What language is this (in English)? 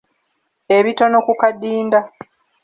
Ganda